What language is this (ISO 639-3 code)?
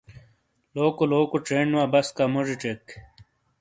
scl